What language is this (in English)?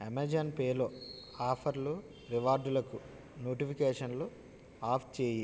Telugu